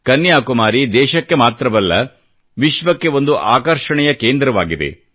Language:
Kannada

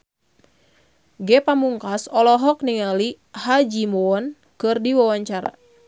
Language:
Sundanese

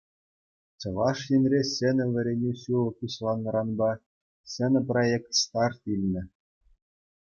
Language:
Chuvash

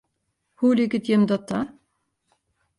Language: Western Frisian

